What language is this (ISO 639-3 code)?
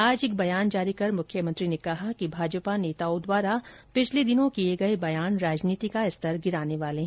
hin